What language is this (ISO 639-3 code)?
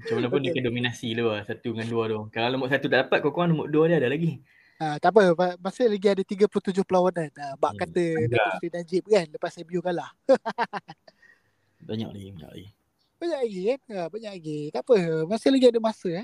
msa